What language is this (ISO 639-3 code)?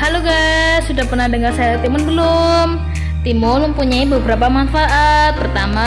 ind